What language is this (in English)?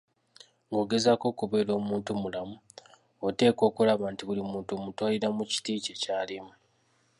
Ganda